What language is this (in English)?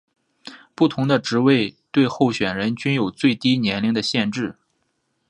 Chinese